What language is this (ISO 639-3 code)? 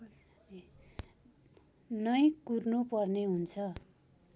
nep